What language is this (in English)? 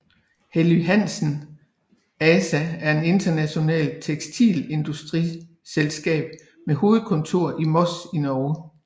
Danish